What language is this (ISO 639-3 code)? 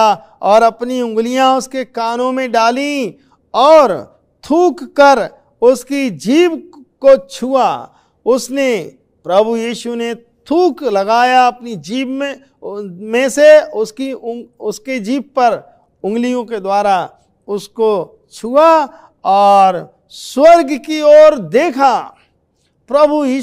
hin